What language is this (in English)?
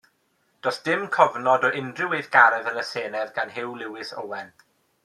Welsh